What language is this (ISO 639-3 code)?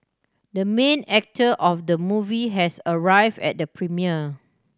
eng